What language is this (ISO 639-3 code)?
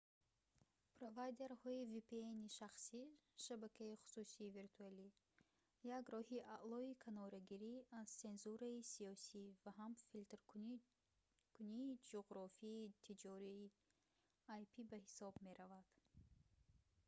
tgk